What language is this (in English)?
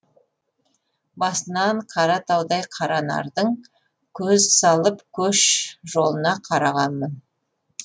Kazakh